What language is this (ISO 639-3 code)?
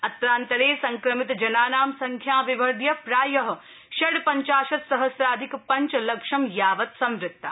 san